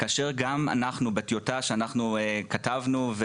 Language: Hebrew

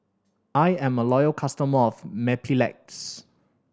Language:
English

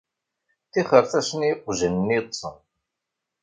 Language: Kabyle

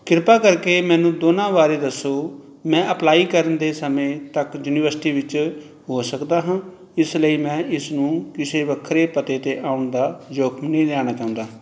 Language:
Punjabi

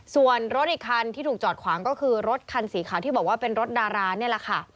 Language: Thai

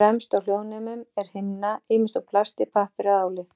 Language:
Icelandic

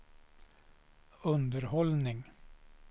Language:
Swedish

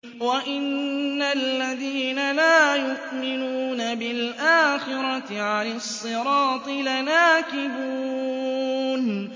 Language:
Arabic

